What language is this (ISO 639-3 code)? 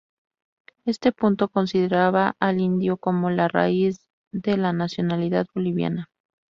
spa